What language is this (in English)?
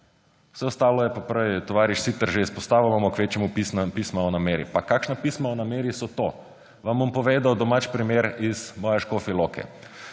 Slovenian